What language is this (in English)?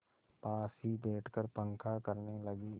Hindi